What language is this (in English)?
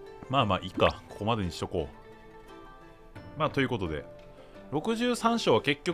Japanese